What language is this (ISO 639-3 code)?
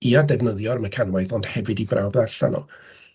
cym